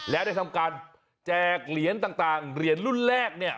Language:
Thai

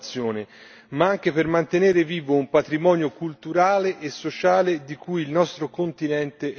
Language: Italian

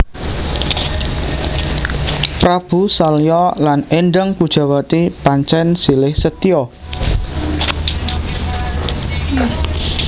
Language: Javanese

